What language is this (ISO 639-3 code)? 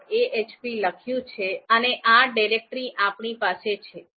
guj